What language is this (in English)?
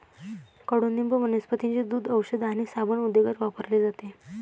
Marathi